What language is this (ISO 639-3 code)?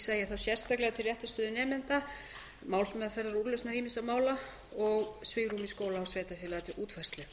isl